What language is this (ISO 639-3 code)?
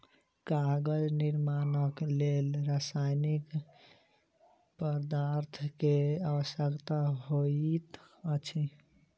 mai